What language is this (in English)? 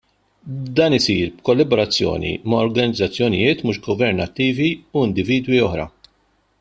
Maltese